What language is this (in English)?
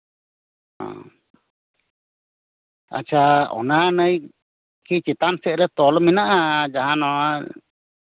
Santali